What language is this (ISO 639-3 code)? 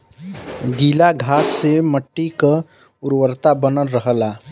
bho